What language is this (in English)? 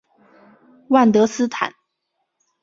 Chinese